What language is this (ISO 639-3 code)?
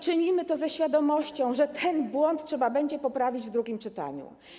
pol